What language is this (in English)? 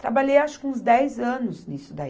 Portuguese